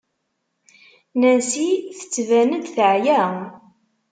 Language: Kabyle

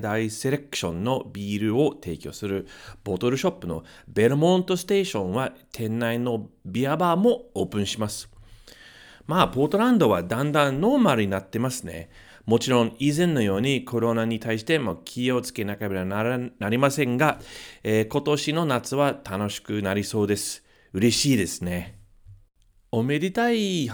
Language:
Japanese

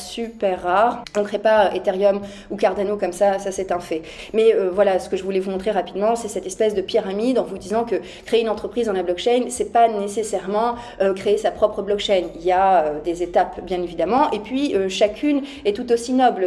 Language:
French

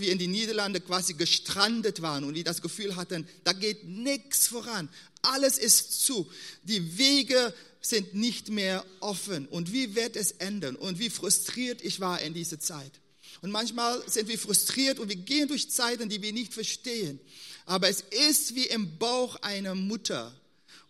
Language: German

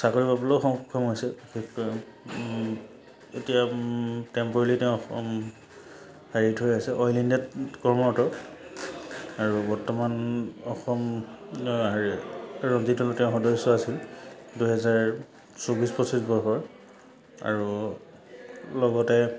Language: Assamese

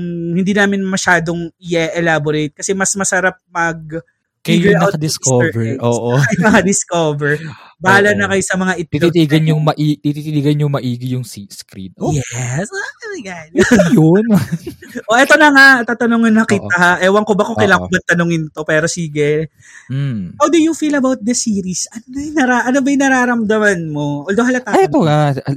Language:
Filipino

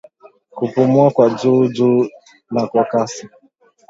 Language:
Swahili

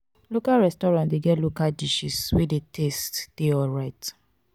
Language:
Nigerian Pidgin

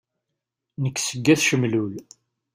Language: Kabyle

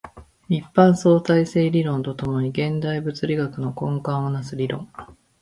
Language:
Japanese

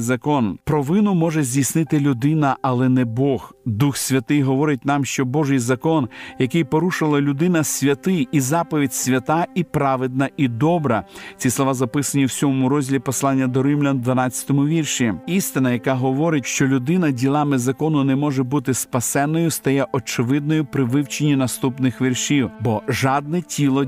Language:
Ukrainian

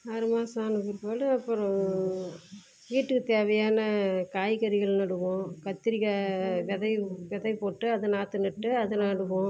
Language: Tamil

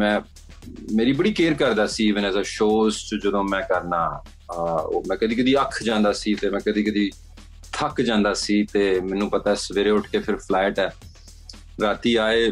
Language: Punjabi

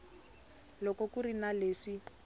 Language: Tsonga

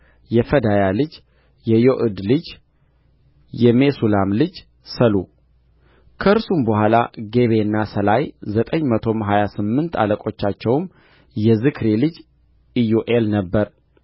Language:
Amharic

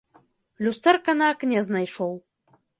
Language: Belarusian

